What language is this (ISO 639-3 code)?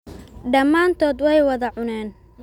som